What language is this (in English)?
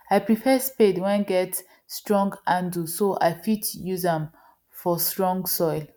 Nigerian Pidgin